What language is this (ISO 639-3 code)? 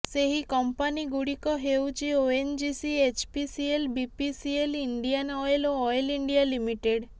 ori